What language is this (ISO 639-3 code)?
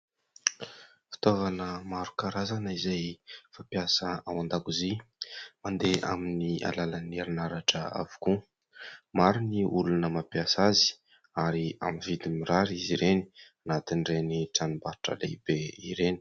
mlg